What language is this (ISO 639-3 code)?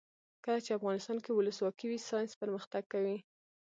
pus